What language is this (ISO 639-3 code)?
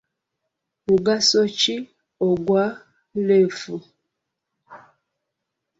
lug